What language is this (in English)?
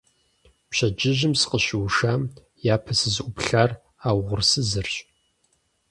Kabardian